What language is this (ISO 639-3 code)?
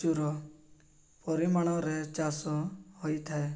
ori